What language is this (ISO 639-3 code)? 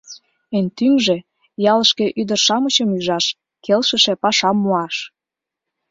chm